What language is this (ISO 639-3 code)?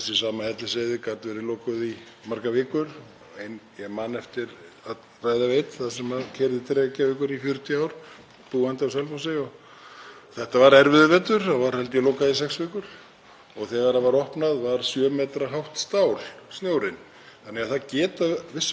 isl